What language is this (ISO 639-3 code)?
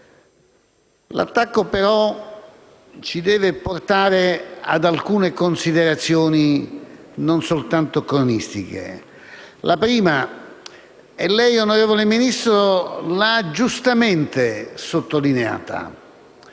ita